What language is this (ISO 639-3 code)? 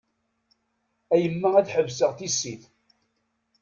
kab